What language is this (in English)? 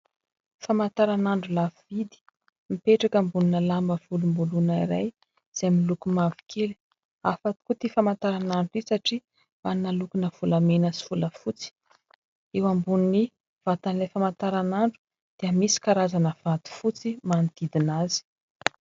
Malagasy